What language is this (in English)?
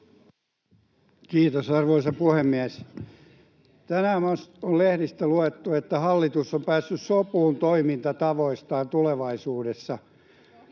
Finnish